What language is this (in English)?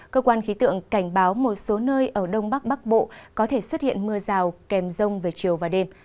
Vietnamese